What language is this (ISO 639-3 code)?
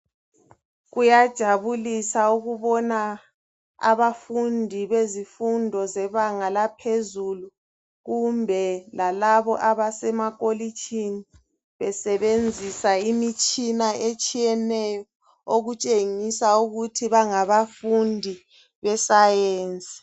nde